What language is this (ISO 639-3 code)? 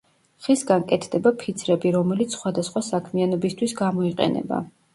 kat